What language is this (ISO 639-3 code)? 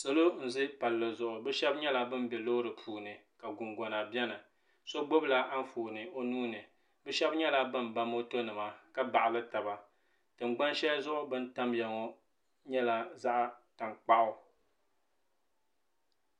dag